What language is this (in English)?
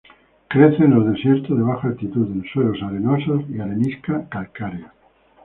Spanish